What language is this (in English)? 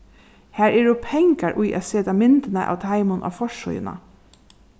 Faroese